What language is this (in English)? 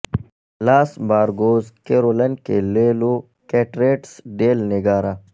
Urdu